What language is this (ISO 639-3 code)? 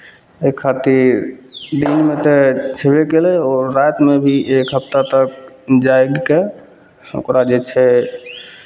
mai